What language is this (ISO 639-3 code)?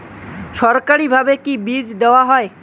ben